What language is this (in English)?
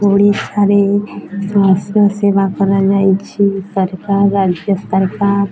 Odia